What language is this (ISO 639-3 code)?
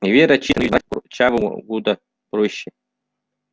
rus